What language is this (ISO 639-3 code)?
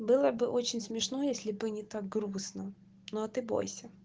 rus